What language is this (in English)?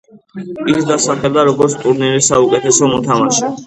Georgian